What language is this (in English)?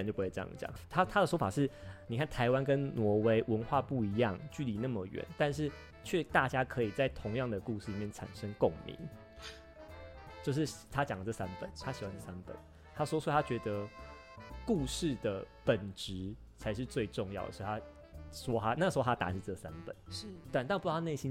Chinese